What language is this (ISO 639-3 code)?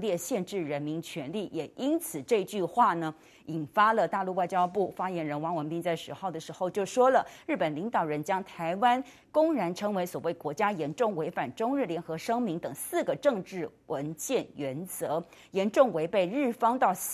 zho